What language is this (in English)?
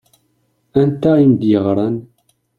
Kabyle